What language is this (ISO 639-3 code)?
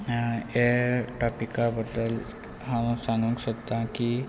kok